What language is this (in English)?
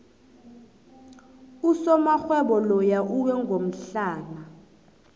South Ndebele